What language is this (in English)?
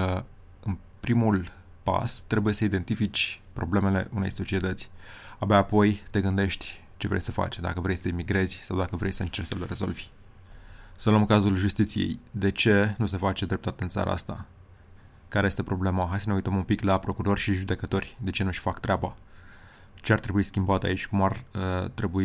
Romanian